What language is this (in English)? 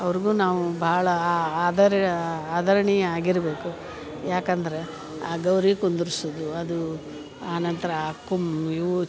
Kannada